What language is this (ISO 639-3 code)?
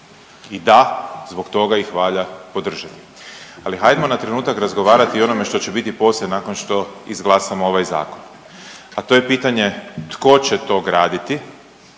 hrv